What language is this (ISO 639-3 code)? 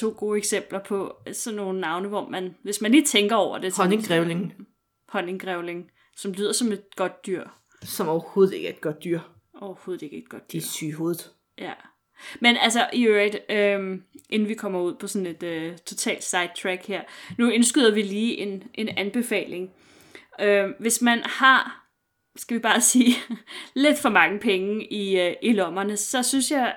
dan